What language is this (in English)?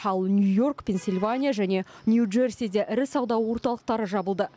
Kazakh